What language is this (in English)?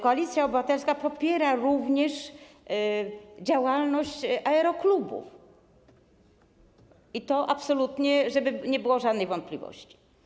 Polish